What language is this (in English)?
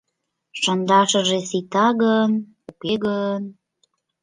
Mari